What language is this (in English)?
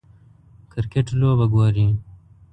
Pashto